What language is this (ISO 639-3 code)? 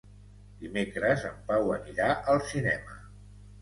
cat